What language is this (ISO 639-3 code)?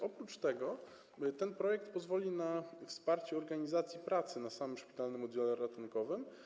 pol